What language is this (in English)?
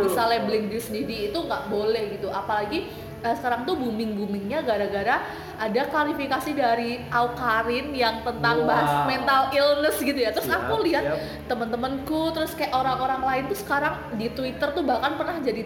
Indonesian